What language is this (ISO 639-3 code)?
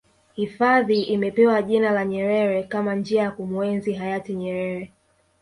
swa